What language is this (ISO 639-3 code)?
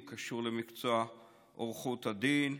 heb